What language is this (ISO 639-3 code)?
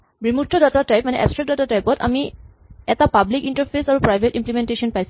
asm